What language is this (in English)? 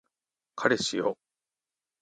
Japanese